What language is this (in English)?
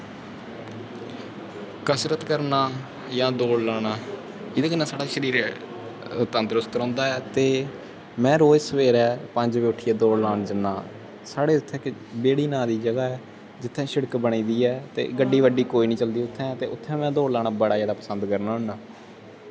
Dogri